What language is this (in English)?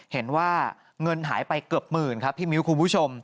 Thai